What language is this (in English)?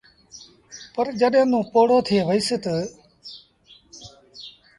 Sindhi Bhil